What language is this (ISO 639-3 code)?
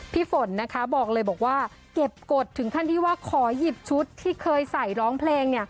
tha